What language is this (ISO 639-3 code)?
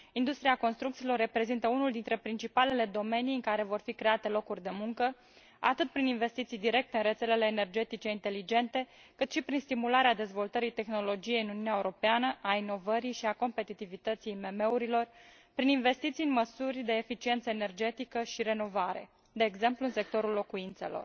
ron